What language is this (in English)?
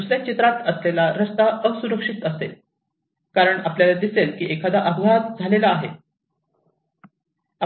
Marathi